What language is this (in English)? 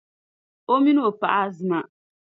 Dagbani